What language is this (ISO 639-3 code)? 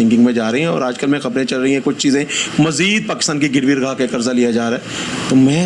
urd